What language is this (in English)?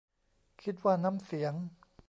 Thai